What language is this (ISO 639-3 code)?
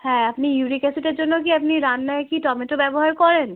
ben